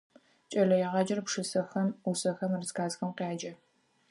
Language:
Adyghe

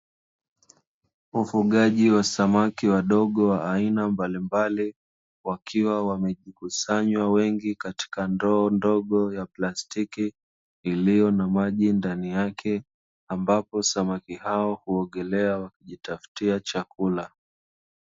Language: Swahili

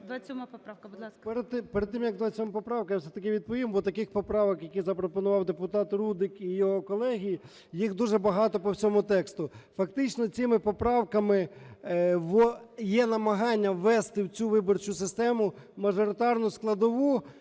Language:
Ukrainian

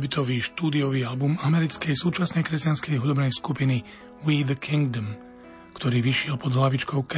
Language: Slovak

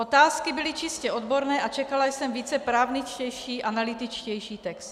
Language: Czech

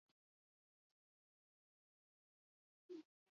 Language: Basque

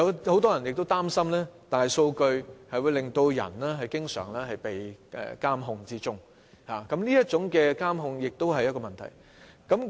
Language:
Cantonese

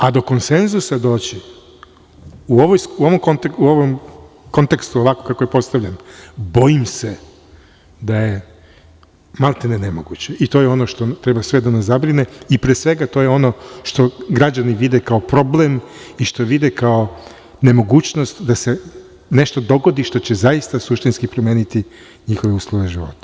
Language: Serbian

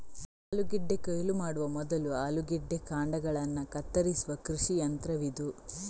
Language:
Kannada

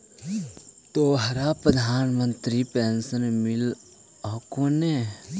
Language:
Magahi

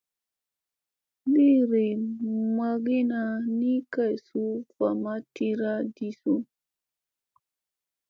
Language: Musey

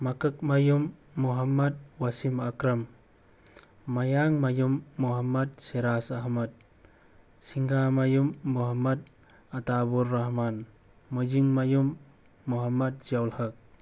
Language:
Manipuri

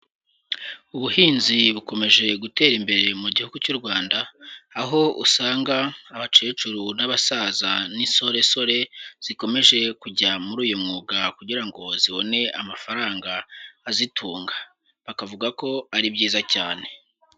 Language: Kinyarwanda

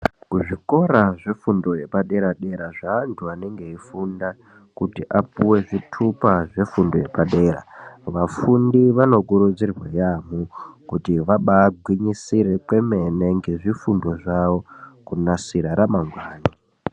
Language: Ndau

